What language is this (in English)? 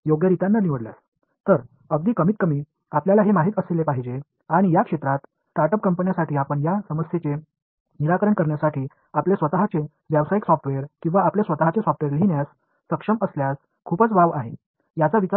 Tamil